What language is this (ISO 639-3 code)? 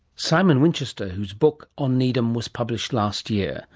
eng